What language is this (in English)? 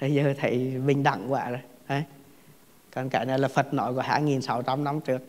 Vietnamese